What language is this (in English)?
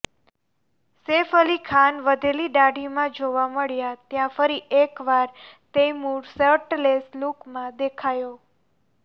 Gujarati